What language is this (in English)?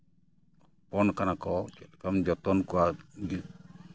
Santali